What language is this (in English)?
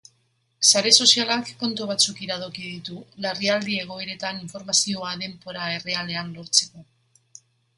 Basque